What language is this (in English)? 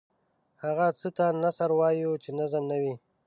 Pashto